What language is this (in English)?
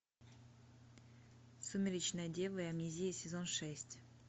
Russian